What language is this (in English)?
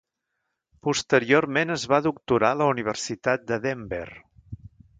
Catalan